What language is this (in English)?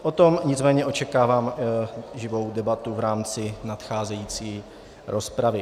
Czech